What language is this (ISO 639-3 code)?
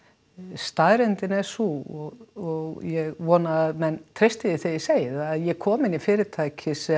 isl